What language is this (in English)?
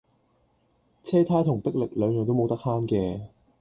Cantonese